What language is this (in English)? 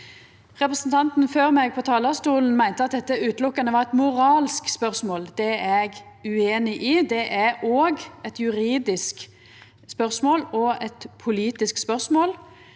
Norwegian